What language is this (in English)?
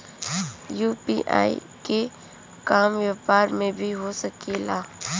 Bhojpuri